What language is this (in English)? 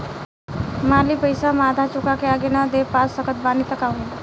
Bhojpuri